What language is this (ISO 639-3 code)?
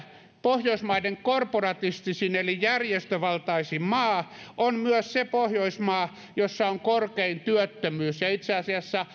fin